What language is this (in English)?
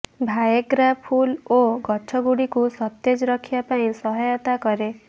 Odia